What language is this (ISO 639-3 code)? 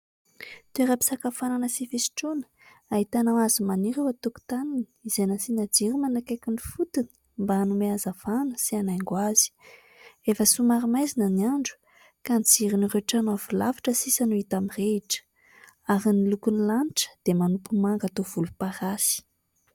mlg